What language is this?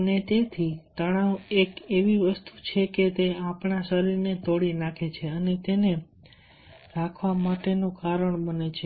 Gujarati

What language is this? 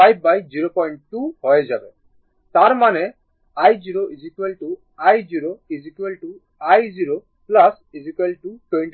Bangla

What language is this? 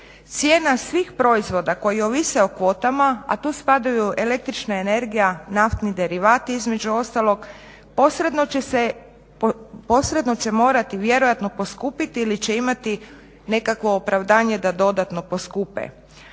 Croatian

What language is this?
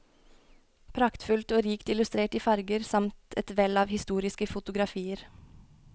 Norwegian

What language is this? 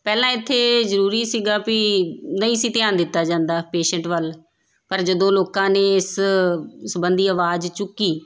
Punjabi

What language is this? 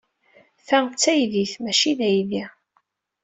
Kabyle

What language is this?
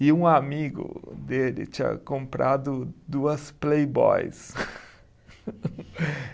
Portuguese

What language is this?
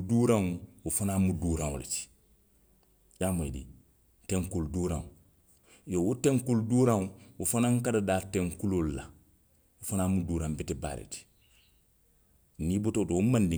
Western Maninkakan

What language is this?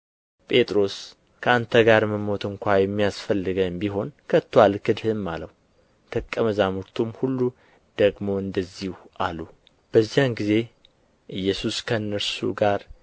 Amharic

